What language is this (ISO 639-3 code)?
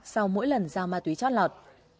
vie